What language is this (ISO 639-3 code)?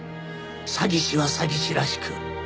jpn